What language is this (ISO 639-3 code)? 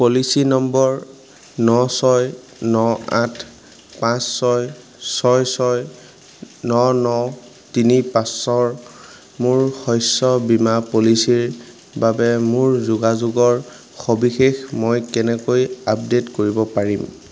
asm